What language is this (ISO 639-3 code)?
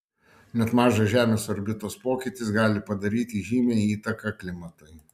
lit